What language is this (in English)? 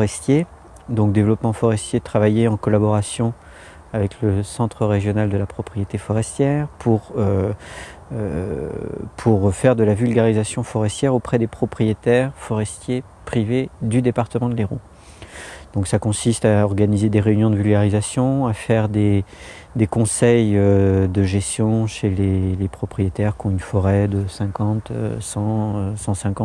French